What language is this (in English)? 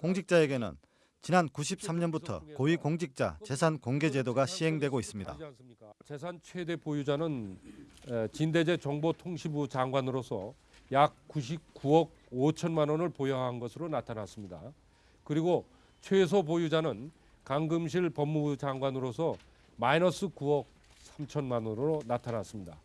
Korean